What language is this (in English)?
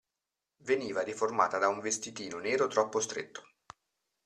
Italian